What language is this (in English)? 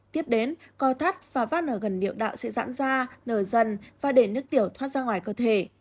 Vietnamese